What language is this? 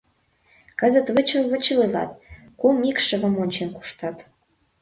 Mari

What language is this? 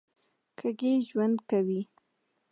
Pashto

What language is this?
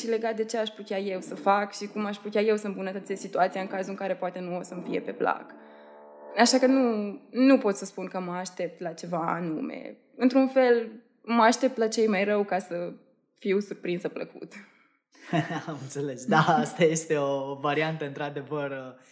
Romanian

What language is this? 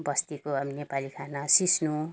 Nepali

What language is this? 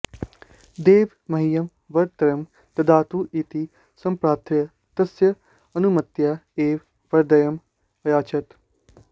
Sanskrit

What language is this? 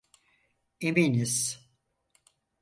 Turkish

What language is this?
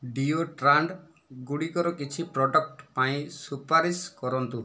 Odia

